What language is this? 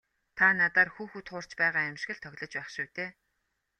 Mongolian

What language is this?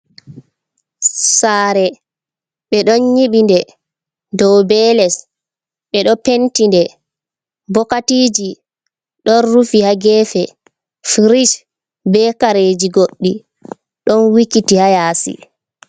Fula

